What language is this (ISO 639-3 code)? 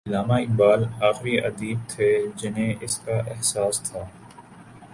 urd